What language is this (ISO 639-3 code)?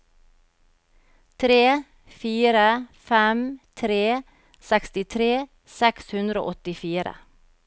nor